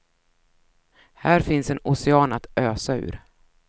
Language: Swedish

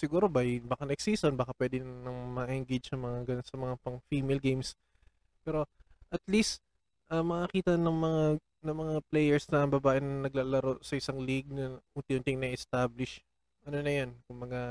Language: Filipino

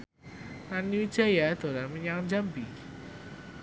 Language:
Javanese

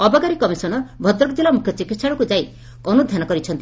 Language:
Odia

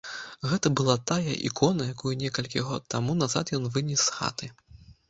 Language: Belarusian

